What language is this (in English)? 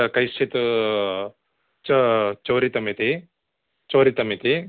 Sanskrit